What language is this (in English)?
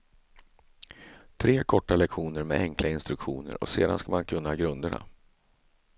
Swedish